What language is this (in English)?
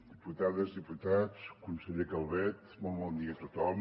Catalan